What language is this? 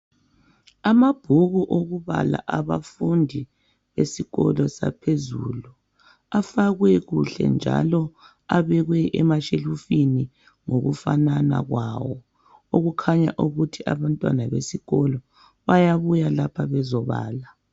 North Ndebele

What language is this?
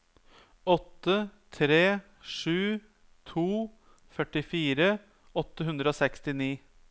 Norwegian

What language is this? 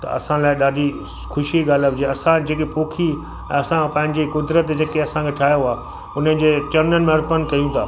Sindhi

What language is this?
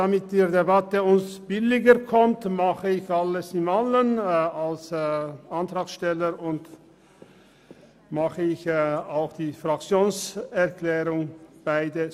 Swiss German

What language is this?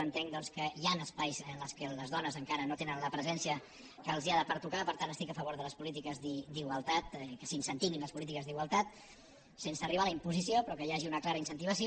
Catalan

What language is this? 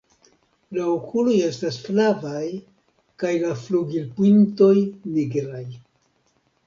Esperanto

